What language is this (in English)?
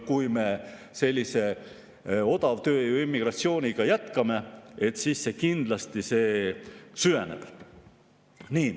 Estonian